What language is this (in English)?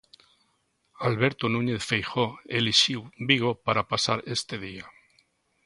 Galician